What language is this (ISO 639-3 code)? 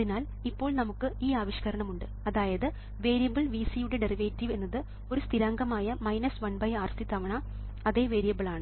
mal